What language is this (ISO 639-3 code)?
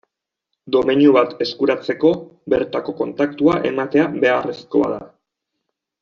eus